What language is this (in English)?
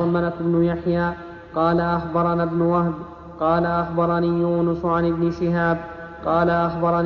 Arabic